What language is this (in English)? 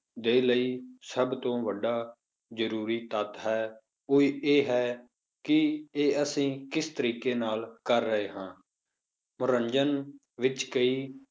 Punjabi